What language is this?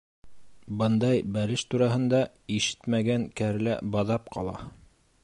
Bashkir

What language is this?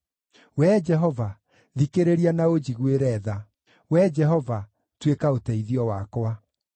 Kikuyu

